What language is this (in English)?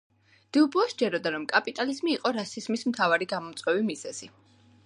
Georgian